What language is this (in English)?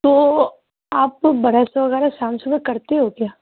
Urdu